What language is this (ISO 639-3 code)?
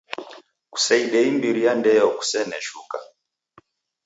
dav